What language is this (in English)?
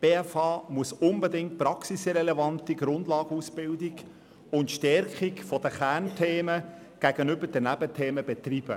Swiss German